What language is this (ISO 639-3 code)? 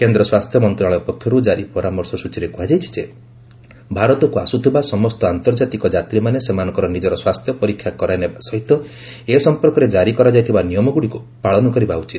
ori